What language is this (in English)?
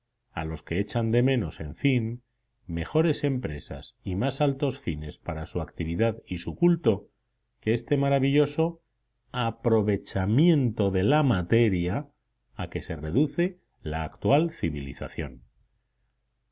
Spanish